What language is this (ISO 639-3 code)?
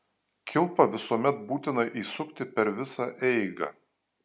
lit